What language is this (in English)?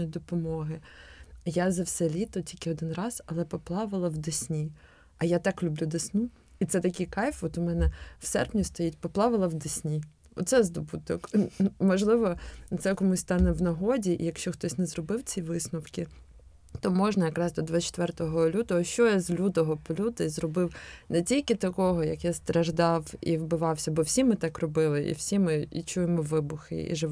Ukrainian